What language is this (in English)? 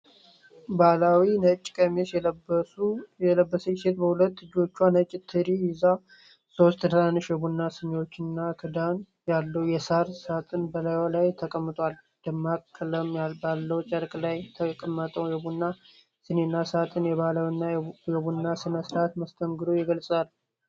Amharic